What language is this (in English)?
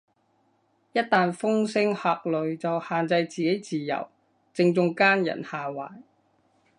Cantonese